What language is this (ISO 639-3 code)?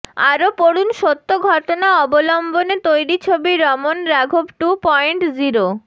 ben